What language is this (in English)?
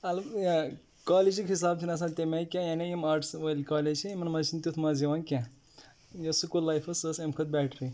Kashmiri